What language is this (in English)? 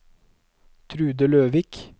Norwegian